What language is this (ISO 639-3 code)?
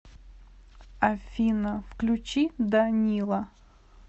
rus